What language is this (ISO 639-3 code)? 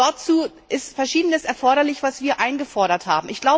deu